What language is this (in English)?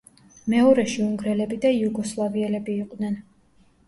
Georgian